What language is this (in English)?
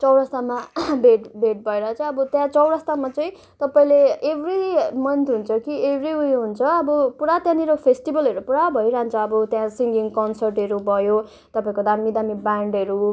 Nepali